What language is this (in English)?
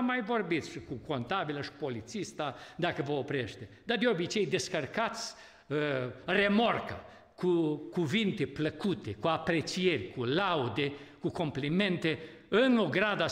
Romanian